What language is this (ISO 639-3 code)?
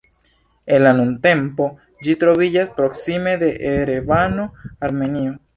epo